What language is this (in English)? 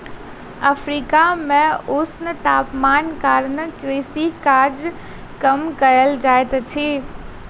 Maithili